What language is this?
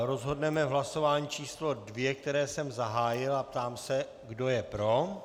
Czech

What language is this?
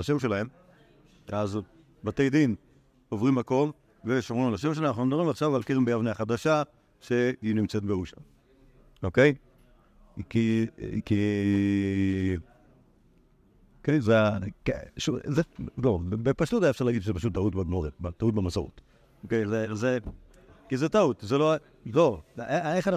Hebrew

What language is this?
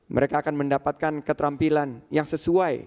Indonesian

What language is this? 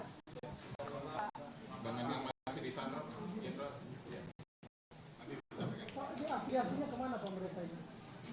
Indonesian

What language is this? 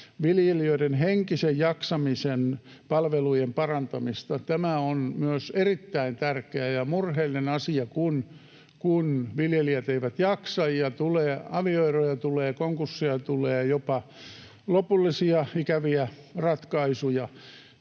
Finnish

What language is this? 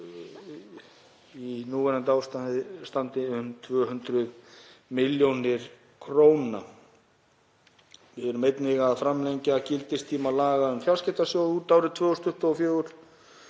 Icelandic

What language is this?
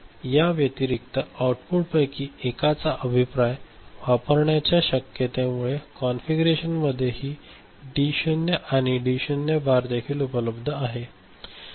Marathi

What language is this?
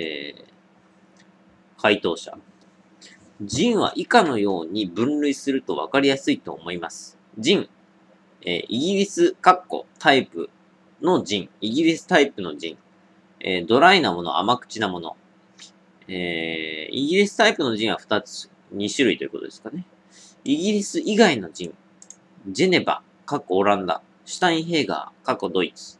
Japanese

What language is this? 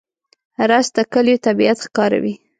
Pashto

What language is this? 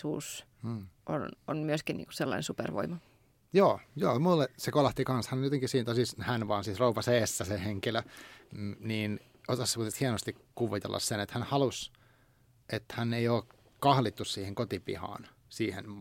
Finnish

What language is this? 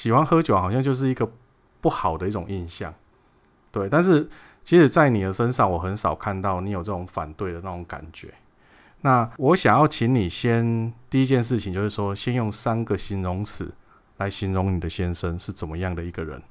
Chinese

